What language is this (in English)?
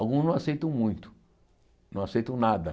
Portuguese